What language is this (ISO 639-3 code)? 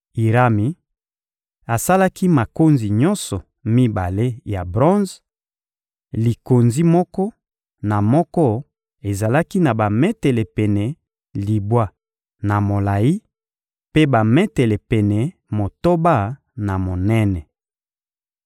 lin